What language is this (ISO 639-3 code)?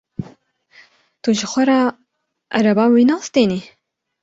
kur